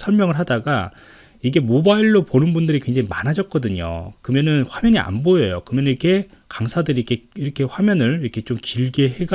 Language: Korean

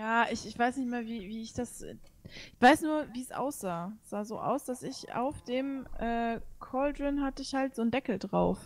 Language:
German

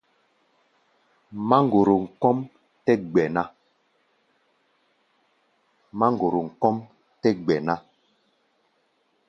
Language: Gbaya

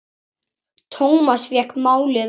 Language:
Icelandic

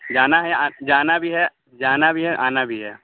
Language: Urdu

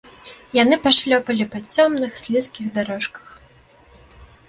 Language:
Belarusian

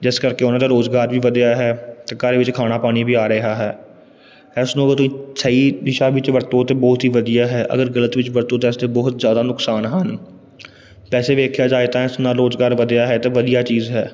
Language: Punjabi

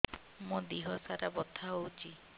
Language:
Odia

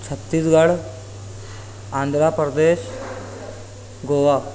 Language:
Urdu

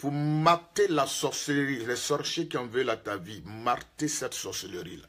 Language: French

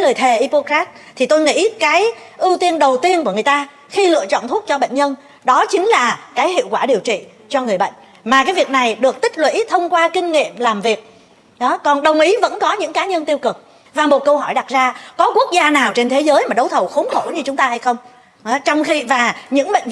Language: Vietnamese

